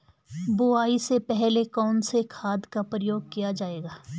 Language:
Hindi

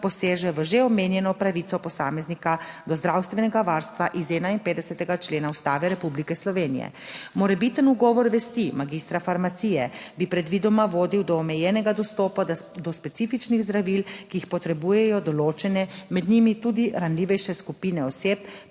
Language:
Slovenian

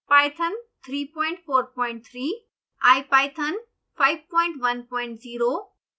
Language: Hindi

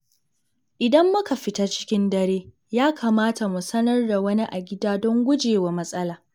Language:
Hausa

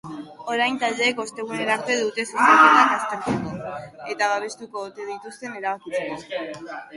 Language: Basque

